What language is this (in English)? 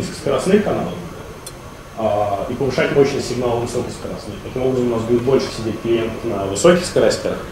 Russian